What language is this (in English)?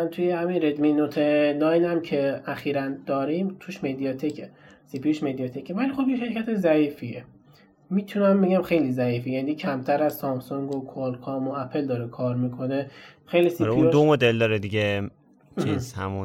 Persian